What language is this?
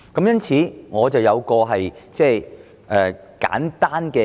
Cantonese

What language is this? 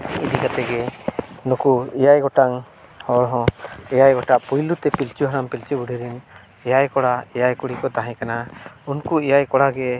Santali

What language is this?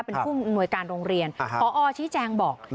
Thai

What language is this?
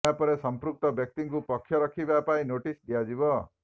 Odia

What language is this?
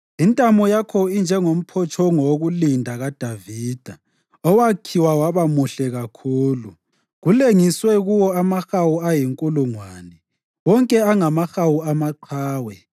North Ndebele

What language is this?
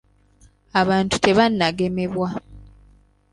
Ganda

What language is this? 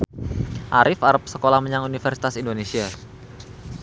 Javanese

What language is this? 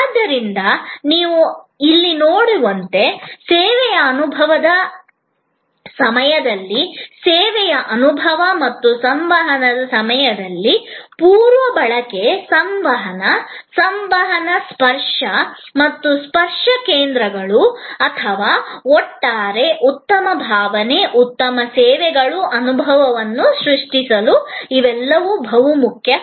Kannada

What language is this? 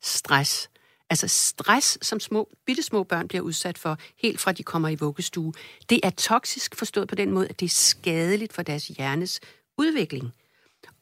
Danish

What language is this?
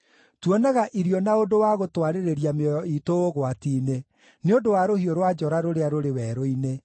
Kikuyu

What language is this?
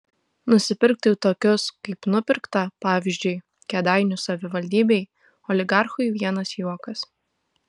Lithuanian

